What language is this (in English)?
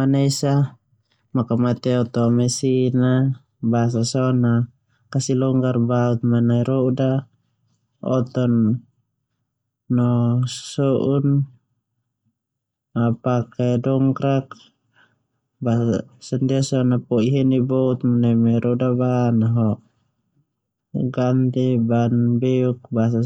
Termanu